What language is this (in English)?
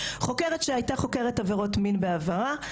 Hebrew